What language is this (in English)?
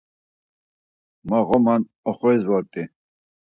Laz